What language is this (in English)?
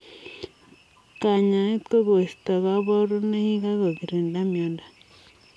Kalenjin